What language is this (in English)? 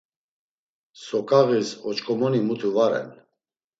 Laz